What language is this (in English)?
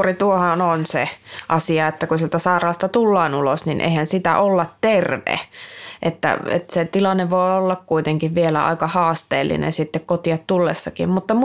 Finnish